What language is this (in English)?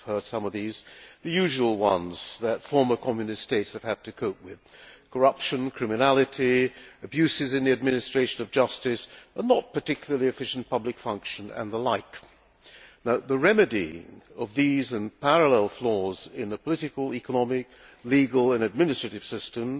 English